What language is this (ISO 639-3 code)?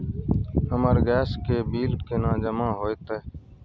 mai